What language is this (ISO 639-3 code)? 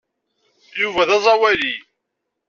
kab